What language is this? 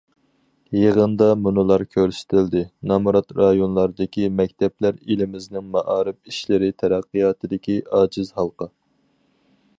Uyghur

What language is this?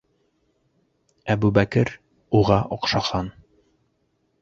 Bashkir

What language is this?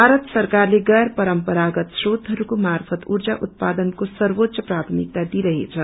Nepali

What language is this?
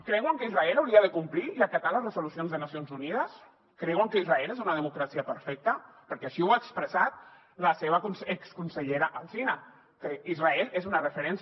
Catalan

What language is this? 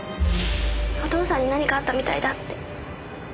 Japanese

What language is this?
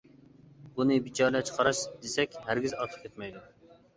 Uyghur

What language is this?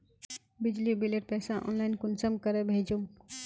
Magahi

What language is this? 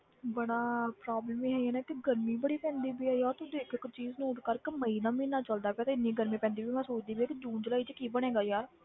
Punjabi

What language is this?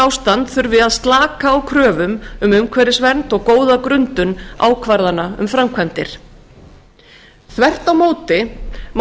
Icelandic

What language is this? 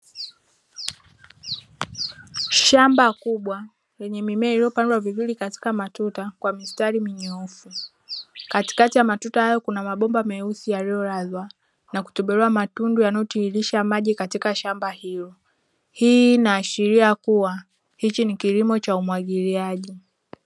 Swahili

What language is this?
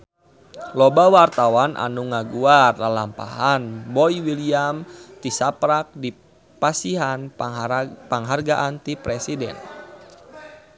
Sundanese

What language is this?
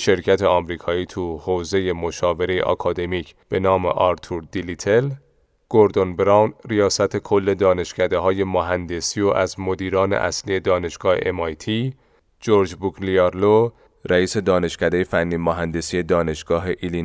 Persian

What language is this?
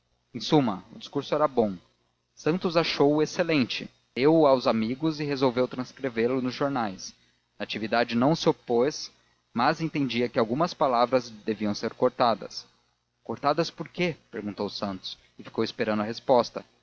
Portuguese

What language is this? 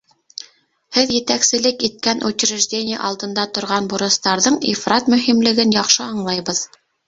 Bashkir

